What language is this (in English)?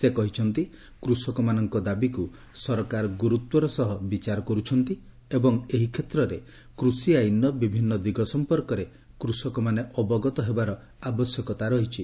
Odia